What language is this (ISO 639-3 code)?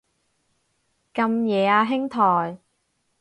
yue